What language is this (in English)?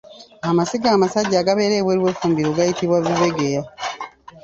Ganda